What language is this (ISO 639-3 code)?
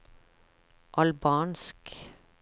nor